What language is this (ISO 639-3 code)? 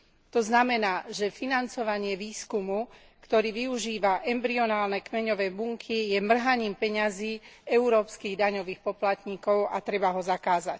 slk